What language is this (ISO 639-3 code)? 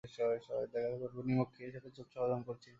ben